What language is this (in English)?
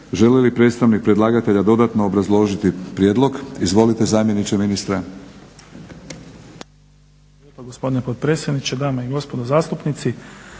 Croatian